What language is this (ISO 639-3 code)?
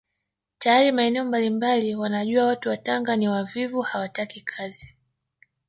swa